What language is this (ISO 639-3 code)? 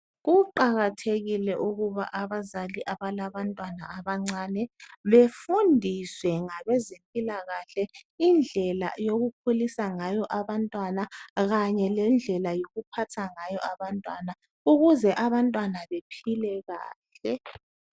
nde